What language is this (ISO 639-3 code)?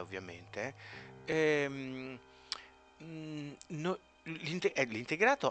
ita